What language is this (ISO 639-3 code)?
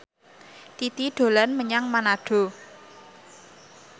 jav